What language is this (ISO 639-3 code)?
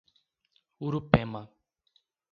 por